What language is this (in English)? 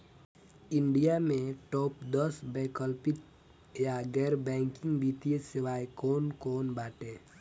Bhojpuri